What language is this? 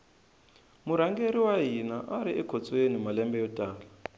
Tsonga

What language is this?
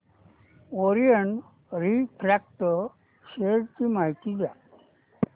Marathi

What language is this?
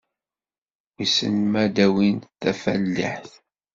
Kabyle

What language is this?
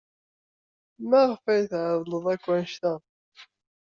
Kabyle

